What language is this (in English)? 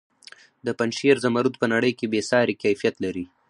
Pashto